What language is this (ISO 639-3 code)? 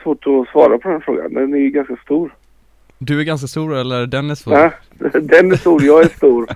swe